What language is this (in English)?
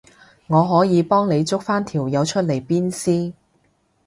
Cantonese